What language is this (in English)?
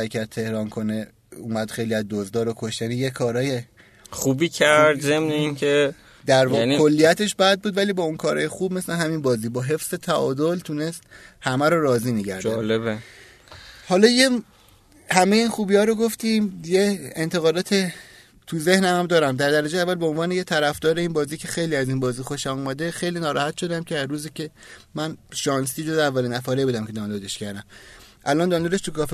Persian